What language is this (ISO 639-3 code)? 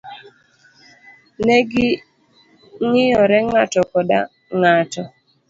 luo